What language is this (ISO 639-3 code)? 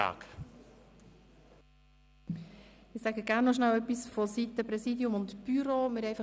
gsw